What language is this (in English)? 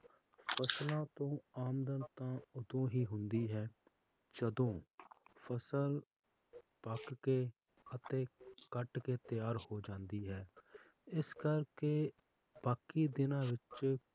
Punjabi